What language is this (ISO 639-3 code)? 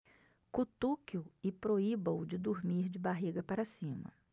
por